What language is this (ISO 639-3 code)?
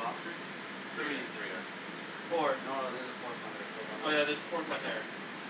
eng